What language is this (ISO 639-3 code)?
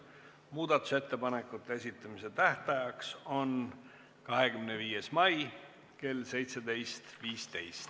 est